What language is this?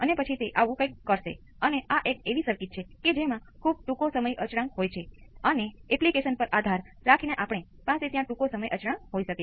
Gujarati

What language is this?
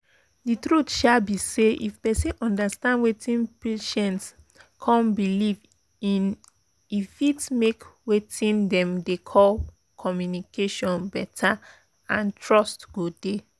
Nigerian Pidgin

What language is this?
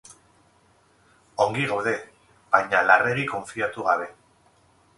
Basque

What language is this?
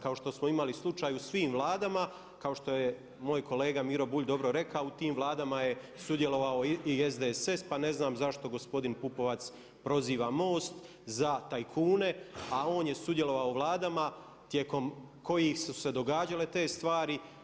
Croatian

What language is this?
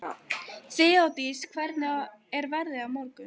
Icelandic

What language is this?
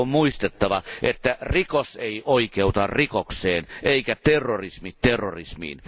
Finnish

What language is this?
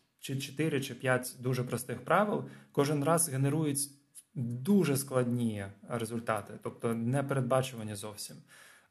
Ukrainian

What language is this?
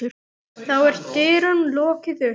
Icelandic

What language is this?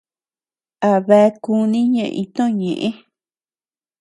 Tepeuxila Cuicatec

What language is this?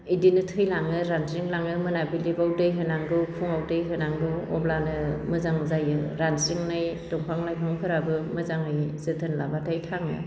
Bodo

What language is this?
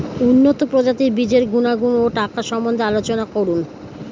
Bangla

